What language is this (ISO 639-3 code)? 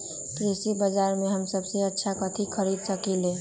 mag